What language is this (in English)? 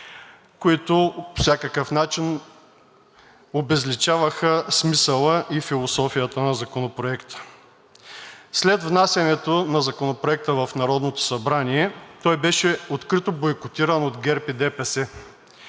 Bulgarian